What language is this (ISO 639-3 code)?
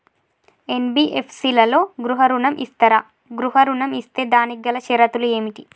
tel